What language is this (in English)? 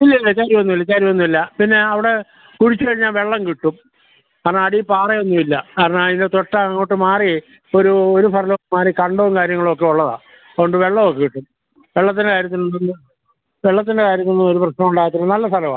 Malayalam